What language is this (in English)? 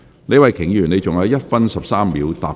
Cantonese